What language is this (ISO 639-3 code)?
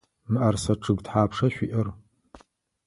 ady